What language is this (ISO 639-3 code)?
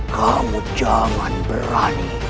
ind